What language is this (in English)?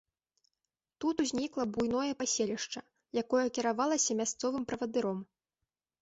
Belarusian